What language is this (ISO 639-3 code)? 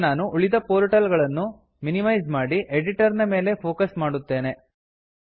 kan